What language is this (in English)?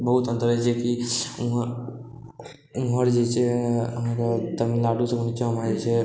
Maithili